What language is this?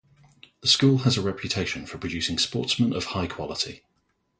English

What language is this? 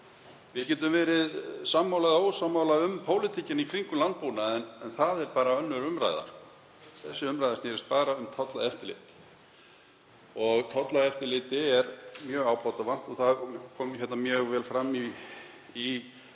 Icelandic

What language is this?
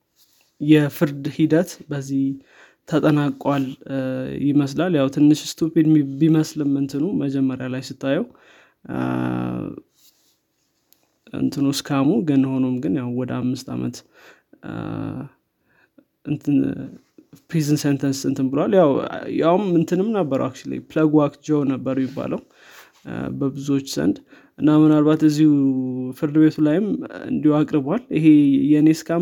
Amharic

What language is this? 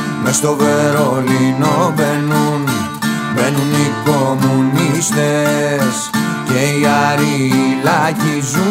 Greek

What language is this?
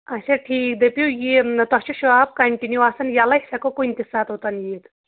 Kashmiri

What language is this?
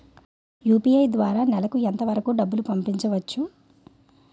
Telugu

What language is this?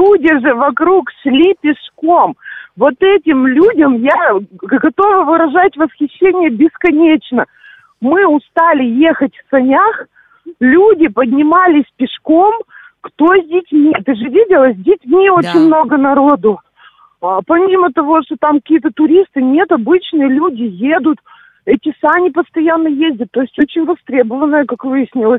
Russian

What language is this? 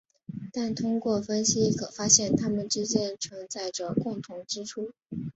Chinese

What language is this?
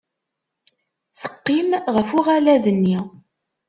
Kabyle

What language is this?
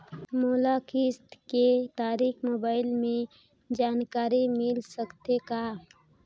Chhattisgarhi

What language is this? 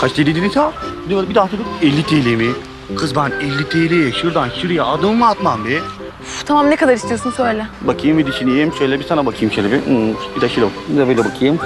Turkish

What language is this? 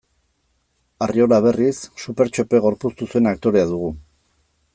Basque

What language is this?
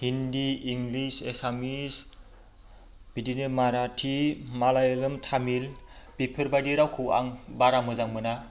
Bodo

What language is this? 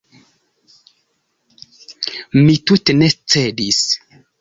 Esperanto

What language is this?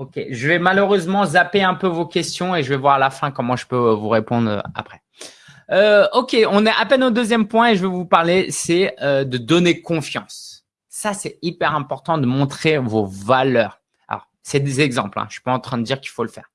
French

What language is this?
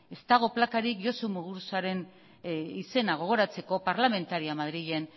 Basque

